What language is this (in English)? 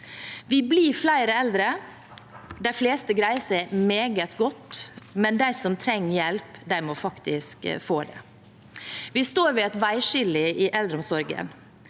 Norwegian